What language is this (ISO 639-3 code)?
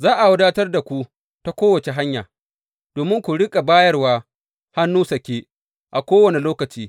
hau